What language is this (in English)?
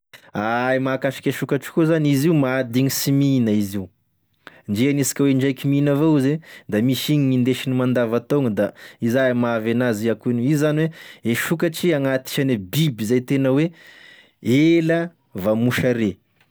Tesaka Malagasy